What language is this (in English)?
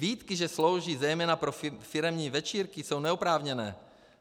Czech